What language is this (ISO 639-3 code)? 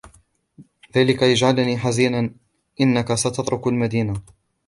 ara